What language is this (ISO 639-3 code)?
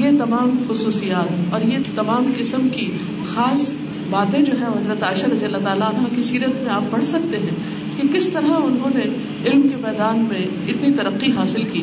urd